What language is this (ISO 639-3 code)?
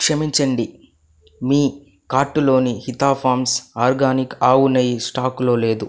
tel